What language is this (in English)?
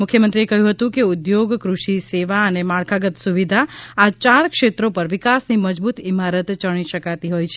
Gujarati